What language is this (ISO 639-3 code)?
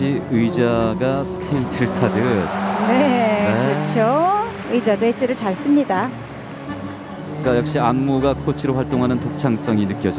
kor